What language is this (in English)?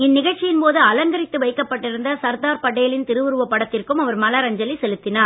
Tamil